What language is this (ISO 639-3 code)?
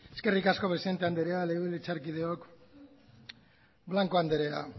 eus